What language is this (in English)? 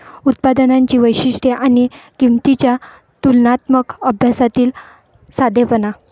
Marathi